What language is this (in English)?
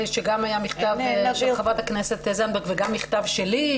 Hebrew